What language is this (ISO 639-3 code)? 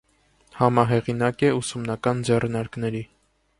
hye